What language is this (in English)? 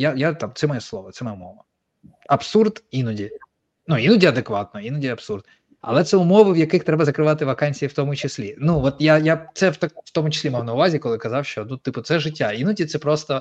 Ukrainian